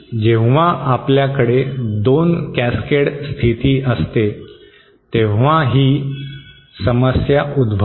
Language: Marathi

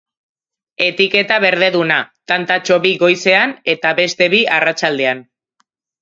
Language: Basque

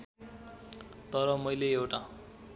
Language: Nepali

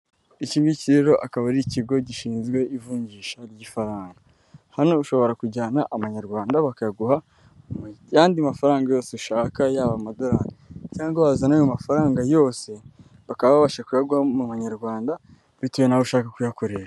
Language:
Kinyarwanda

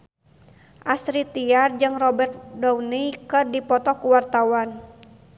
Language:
Sundanese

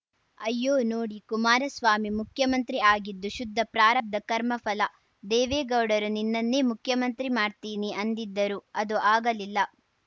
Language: Kannada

